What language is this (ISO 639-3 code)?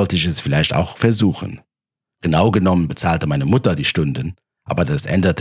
deu